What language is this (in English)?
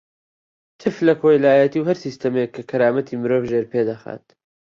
Central Kurdish